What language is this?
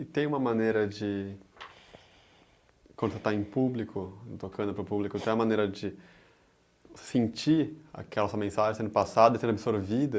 Portuguese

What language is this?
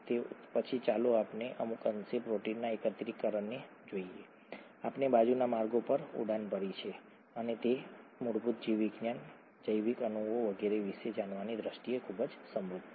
Gujarati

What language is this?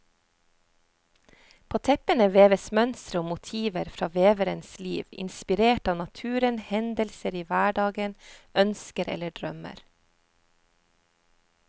Norwegian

